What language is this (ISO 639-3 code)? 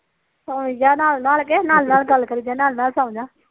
pan